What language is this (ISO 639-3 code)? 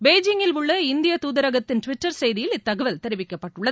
tam